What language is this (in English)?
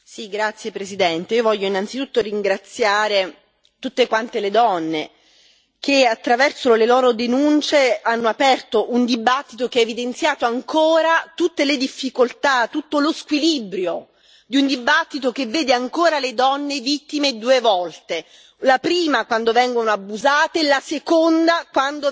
Italian